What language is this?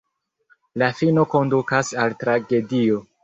Esperanto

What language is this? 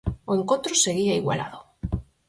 Galician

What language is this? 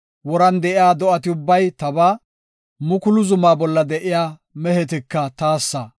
Gofa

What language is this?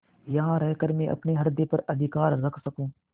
Hindi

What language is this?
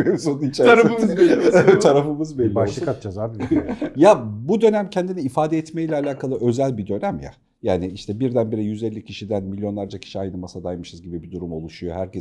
Turkish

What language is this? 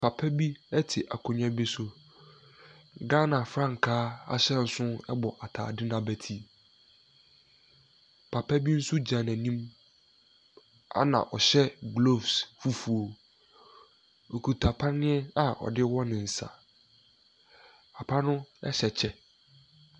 Akan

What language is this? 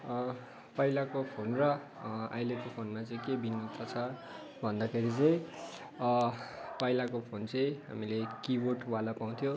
Nepali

